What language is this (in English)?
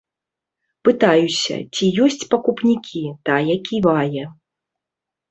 Belarusian